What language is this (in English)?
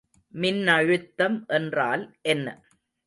Tamil